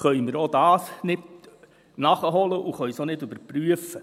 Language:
Swiss German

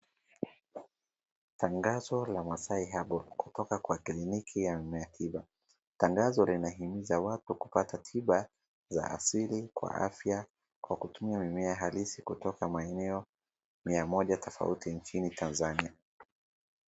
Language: Swahili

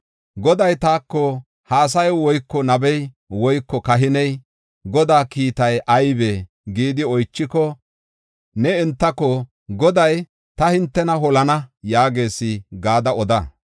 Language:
Gofa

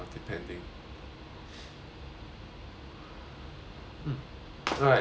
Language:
English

